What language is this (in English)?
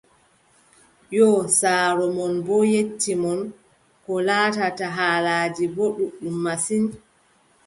Adamawa Fulfulde